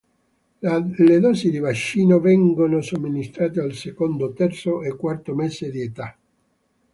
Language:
Italian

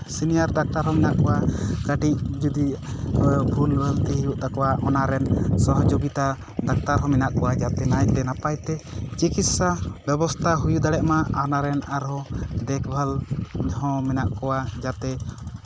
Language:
Santali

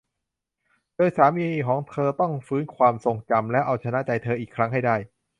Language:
Thai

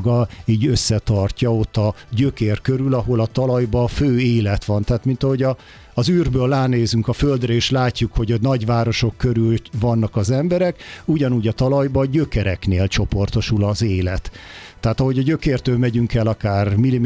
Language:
Hungarian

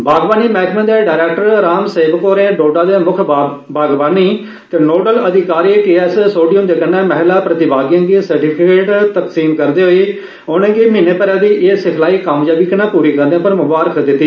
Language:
Dogri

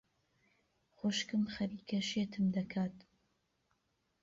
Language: Central Kurdish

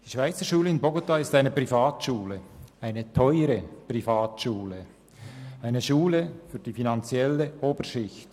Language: Swiss German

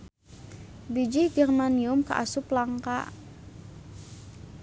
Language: Sundanese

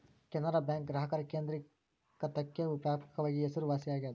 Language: Kannada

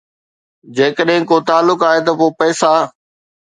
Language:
Sindhi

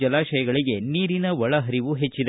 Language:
Kannada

